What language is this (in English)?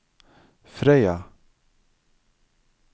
Norwegian